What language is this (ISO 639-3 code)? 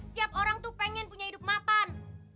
ind